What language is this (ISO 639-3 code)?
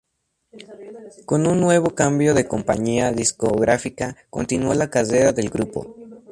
spa